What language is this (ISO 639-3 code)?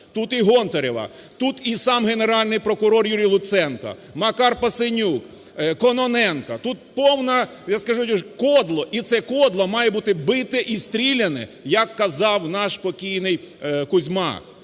ukr